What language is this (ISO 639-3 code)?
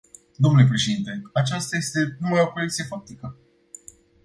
ron